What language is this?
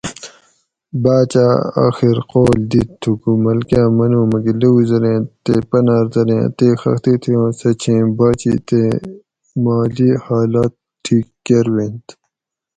Gawri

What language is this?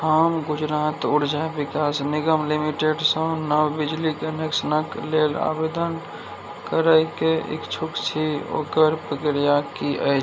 Maithili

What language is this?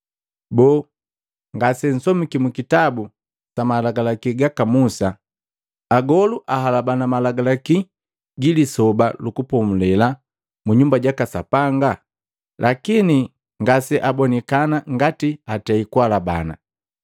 Matengo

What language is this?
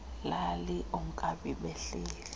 Xhosa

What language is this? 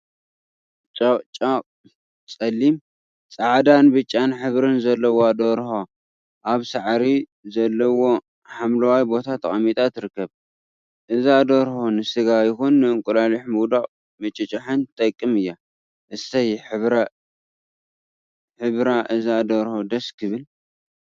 Tigrinya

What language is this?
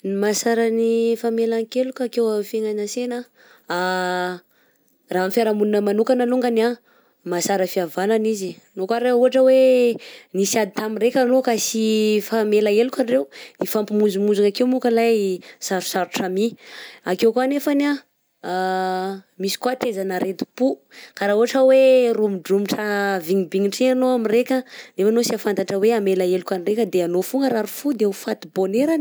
Southern Betsimisaraka Malagasy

